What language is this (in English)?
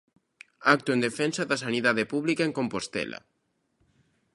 Galician